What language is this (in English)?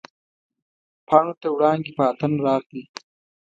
Pashto